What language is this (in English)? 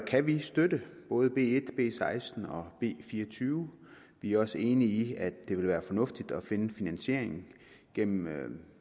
Danish